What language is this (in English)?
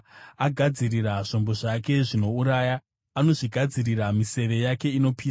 Shona